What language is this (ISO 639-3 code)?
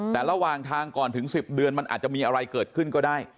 tha